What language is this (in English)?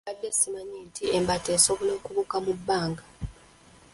Ganda